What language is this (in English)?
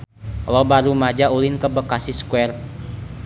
Sundanese